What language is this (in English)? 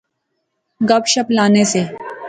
Pahari-Potwari